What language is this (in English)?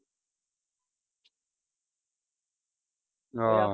Punjabi